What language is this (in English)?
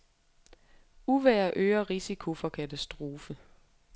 Danish